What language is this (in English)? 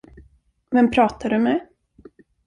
Swedish